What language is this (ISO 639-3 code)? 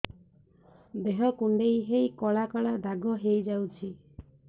ori